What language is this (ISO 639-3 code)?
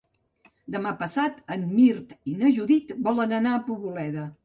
cat